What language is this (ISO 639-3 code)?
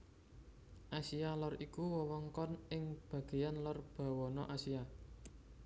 jav